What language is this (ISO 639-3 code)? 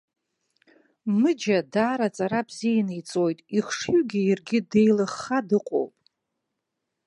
abk